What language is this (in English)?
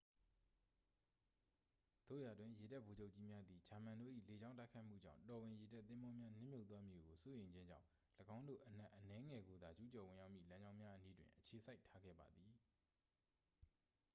Burmese